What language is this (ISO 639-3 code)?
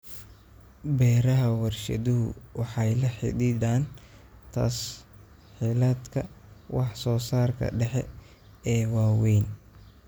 som